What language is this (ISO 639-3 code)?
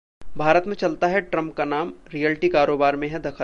hin